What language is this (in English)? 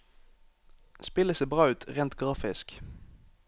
Norwegian